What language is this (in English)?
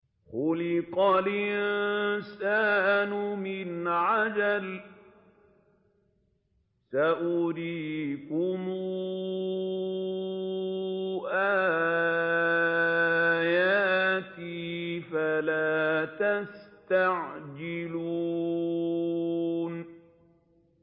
Arabic